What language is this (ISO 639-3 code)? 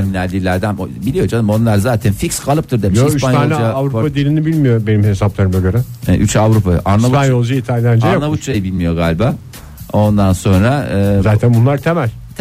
tur